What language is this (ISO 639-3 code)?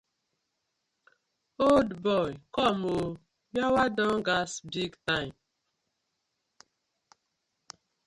pcm